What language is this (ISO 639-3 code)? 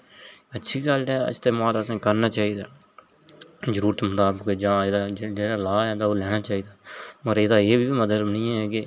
doi